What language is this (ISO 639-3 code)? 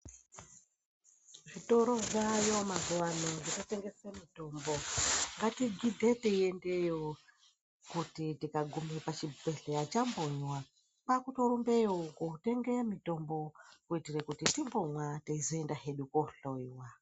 ndc